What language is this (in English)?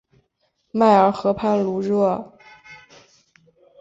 Chinese